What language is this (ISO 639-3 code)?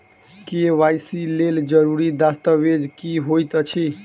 mai